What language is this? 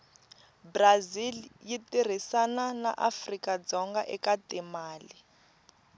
Tsonga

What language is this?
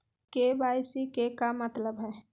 Magahi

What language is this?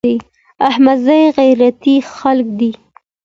Pashto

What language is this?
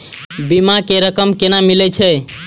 Maithili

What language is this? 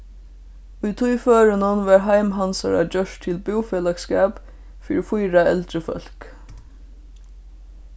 Faroese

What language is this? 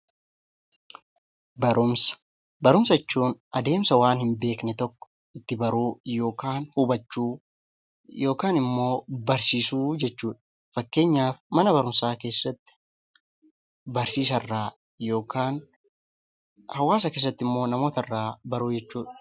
Oromo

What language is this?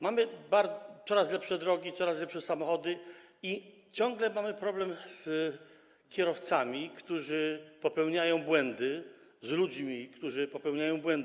Polish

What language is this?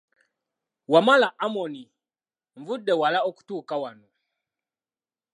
Ganda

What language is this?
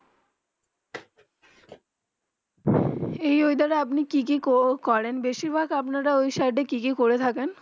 Bangla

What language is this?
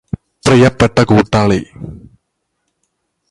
Malayalam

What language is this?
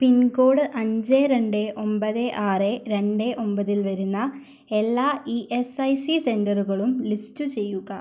Malayalam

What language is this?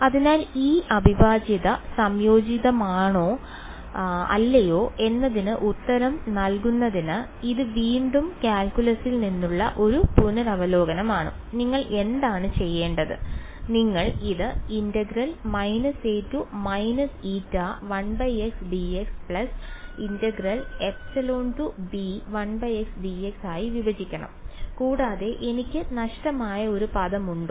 Malayalam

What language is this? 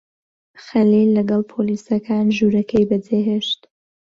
Central Kurdish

